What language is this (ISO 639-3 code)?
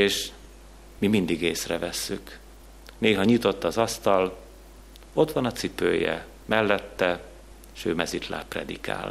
hun